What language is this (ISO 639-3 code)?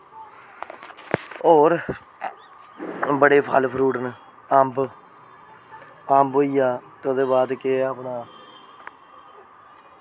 doi